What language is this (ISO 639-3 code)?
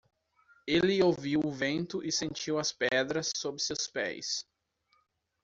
por